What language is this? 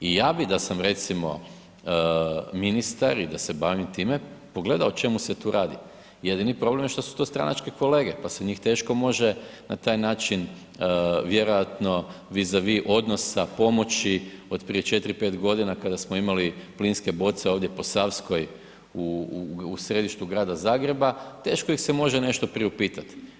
Croatian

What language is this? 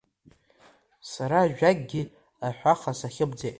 Abkhazian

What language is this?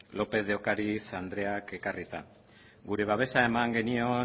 Basque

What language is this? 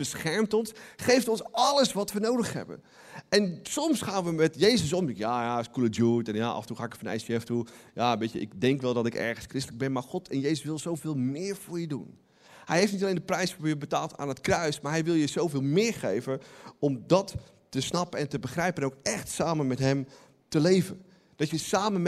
Dutch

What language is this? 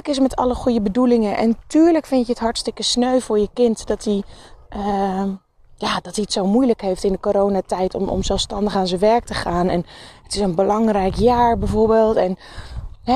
Dutch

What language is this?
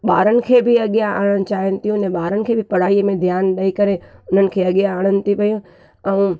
Sindhi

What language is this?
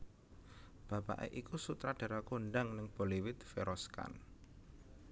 Javanese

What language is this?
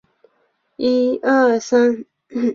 Chinese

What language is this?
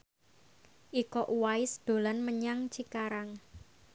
Javanese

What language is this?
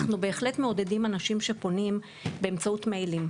Hebrew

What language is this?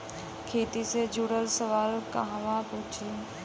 Bhojpuri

